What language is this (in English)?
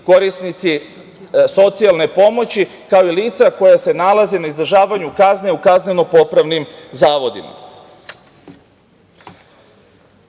Serbian